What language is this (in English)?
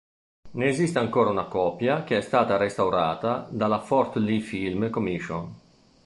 Italian